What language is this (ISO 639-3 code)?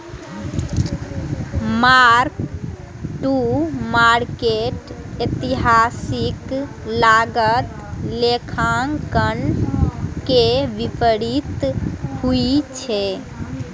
mai